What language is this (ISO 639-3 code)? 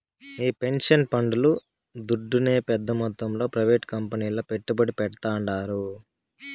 tel